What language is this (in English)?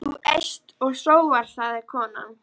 Icelandic